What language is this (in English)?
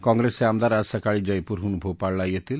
Marathi